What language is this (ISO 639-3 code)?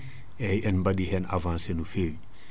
ful